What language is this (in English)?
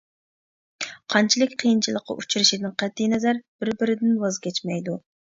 Uyghur